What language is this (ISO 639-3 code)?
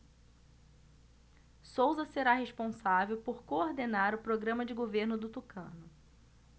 por